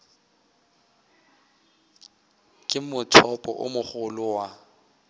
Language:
Northern Sotho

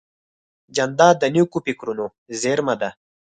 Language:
Pashto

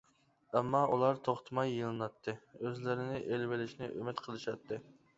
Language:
Uyghur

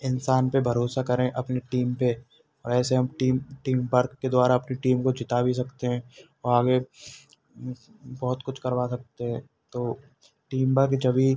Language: Hindi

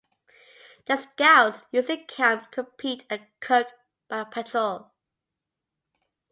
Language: English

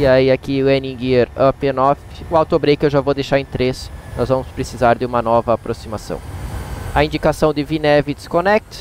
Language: Portuguese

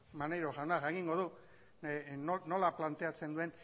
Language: Basque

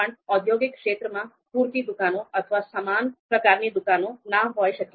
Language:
Gujarati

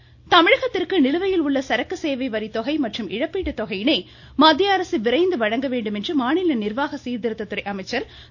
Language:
Tamil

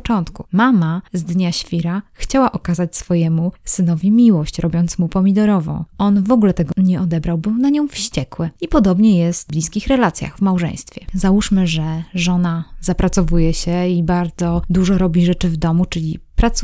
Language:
Polish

